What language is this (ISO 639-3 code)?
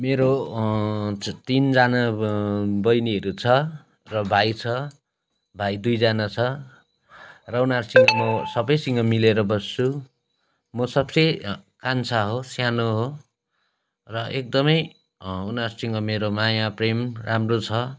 nep